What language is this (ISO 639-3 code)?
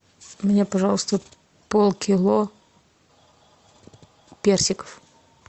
rus